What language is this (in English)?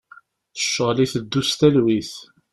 Kabyle